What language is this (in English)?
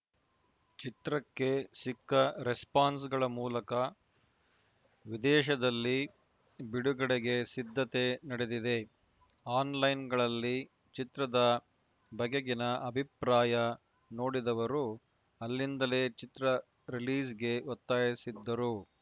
Kannada